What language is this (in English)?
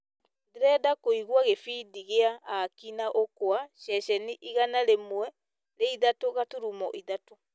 Kikuyu